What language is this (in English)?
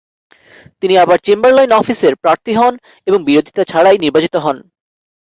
Bangla